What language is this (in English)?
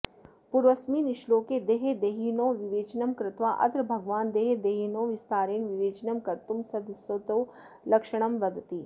Sanskrit